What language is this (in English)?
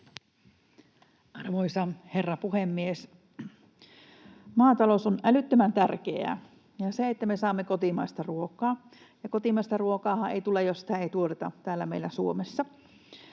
Finnish